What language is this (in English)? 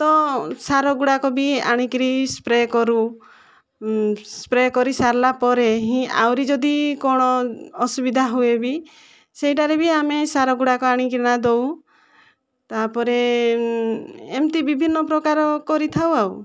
Odia